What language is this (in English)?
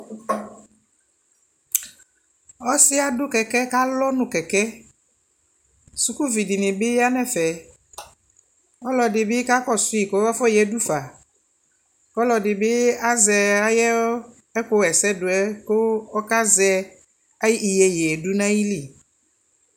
Ikposo